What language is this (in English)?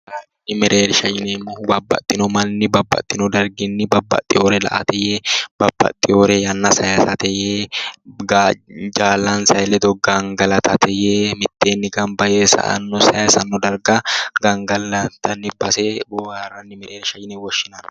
Sidamo